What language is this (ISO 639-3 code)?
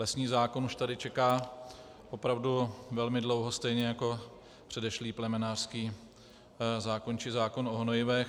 ces